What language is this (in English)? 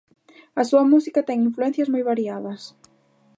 Galician